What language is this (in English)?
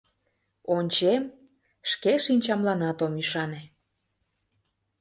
Mari